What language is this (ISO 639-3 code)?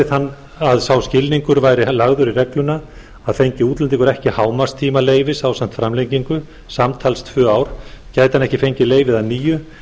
isl